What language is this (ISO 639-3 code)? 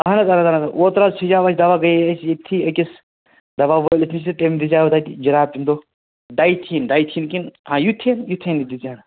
kas